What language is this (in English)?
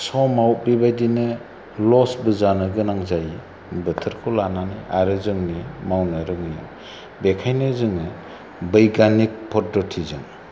Bodo